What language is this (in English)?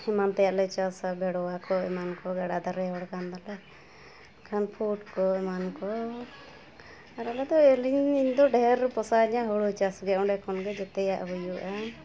Santali